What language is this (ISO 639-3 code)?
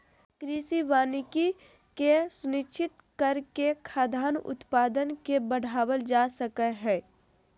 mag